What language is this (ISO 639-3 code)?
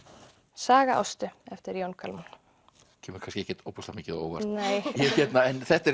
isl